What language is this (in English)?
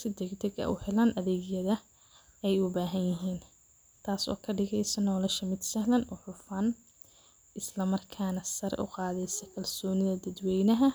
Somali